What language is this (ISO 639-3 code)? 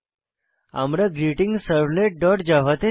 ben